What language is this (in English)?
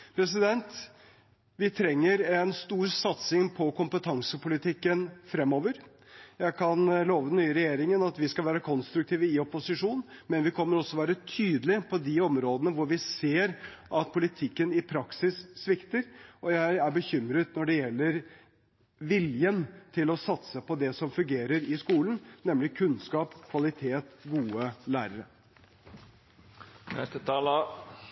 Norwegian Bokmål